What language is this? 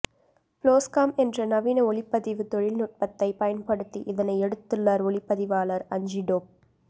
Tamil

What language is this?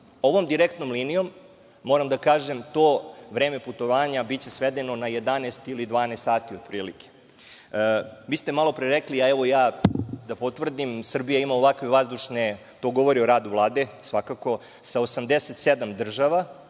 Serbian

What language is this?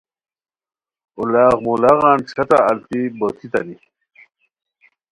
Khowar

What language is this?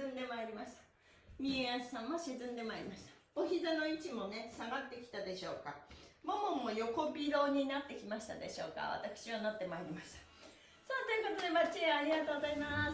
Japanese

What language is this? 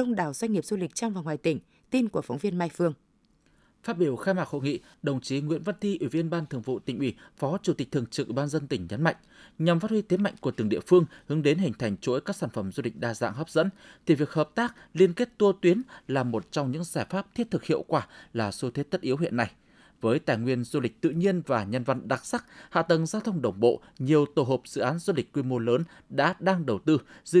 Vietnamese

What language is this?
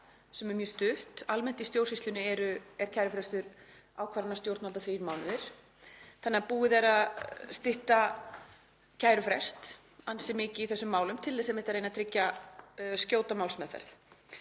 Icelandic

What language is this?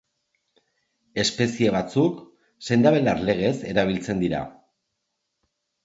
Basque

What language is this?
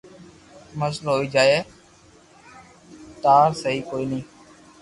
Loarki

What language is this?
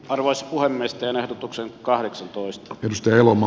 Finnish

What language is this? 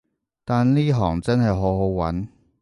Cantonese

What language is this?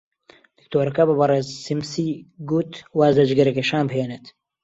Central Kurdish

